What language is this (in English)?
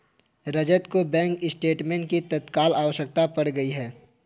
Hindi